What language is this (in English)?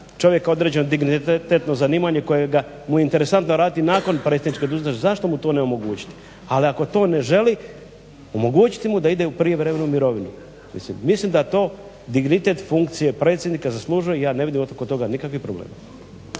Croatian